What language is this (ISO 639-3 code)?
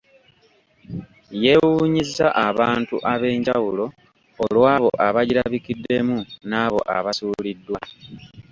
lug